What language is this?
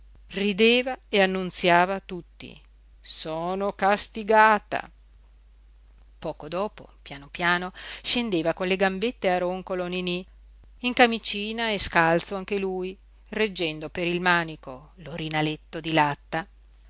Italian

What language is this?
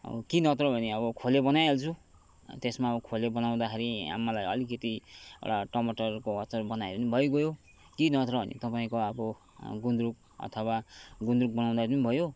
Nepali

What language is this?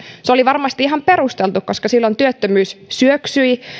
Finnish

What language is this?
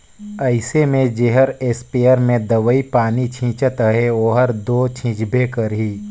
Chhattisgarhi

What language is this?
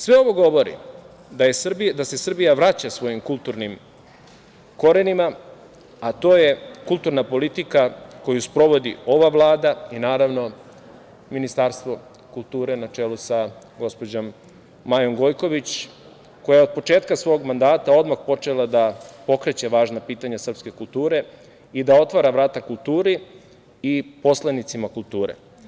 Serbian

